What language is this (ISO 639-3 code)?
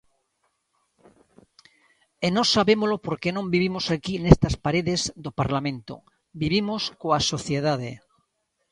glg